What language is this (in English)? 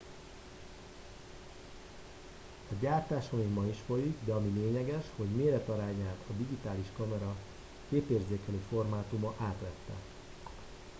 Hungarian